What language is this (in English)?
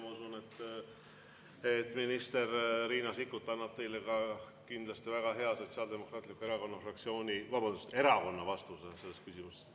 Estonian